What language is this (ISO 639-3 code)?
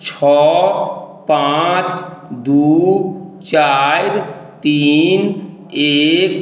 mai